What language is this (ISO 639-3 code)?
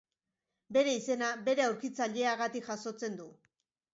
eus